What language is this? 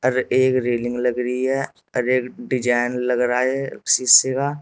Hindi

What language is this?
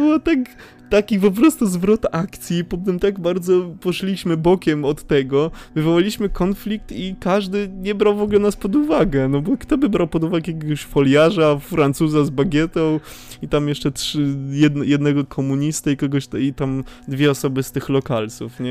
Polish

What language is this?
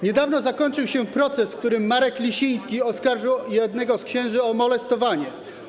Polish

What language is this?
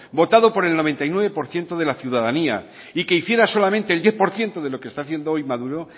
Spanish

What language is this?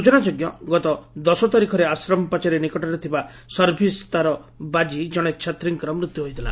Odia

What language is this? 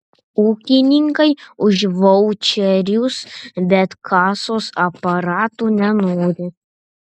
Lithuanian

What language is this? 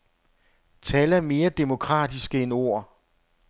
Danish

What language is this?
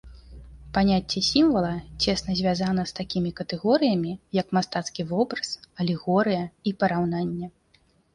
Belarusian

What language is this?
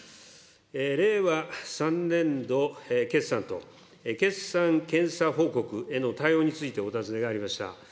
Japanese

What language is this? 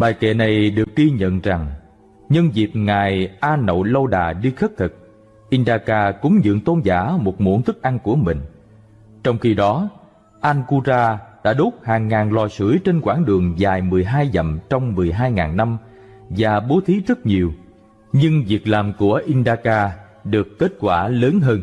Vietnamese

